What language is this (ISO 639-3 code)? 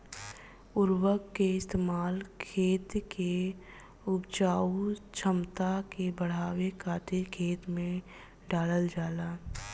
bho